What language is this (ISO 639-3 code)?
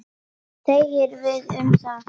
isl